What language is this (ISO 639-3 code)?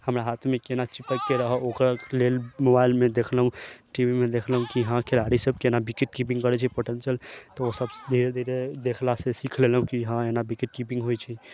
mai